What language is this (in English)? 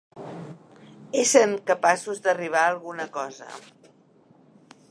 Catalan